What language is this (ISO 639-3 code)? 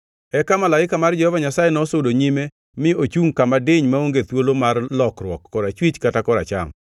luo